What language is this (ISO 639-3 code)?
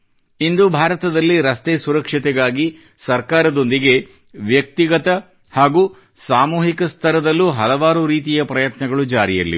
kan